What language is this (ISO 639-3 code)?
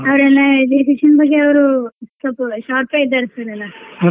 kan